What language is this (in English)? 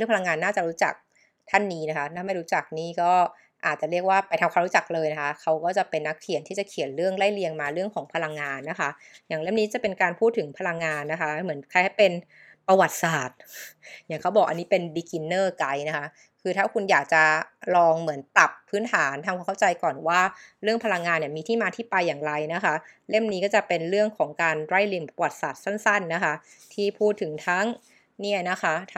Thai